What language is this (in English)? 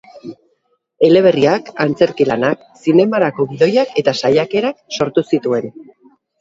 Basque